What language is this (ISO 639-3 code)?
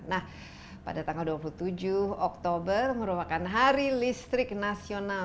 ind